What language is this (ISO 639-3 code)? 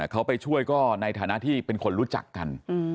tha